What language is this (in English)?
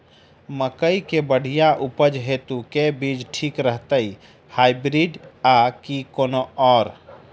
Maithili